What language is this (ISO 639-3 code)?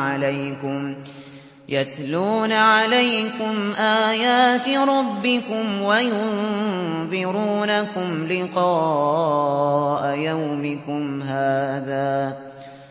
ara